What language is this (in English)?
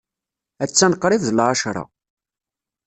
Kabyle